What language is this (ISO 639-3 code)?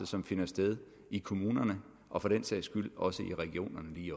dan